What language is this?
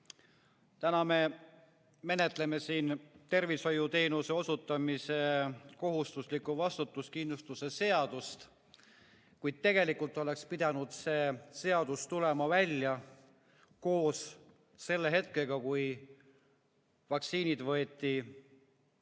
Estonian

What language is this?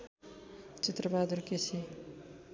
Nepali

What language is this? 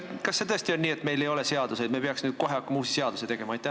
Estonian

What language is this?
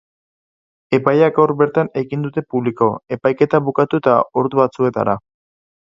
Basque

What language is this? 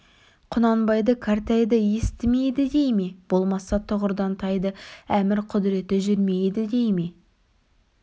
Kazakh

